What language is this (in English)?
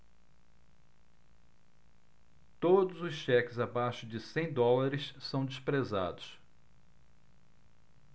Portuguese